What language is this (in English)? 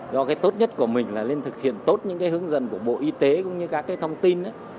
Vietnamese